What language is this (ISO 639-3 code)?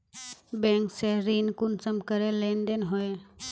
mag